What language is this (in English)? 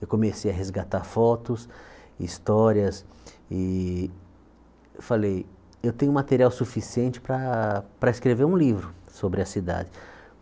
Portuguese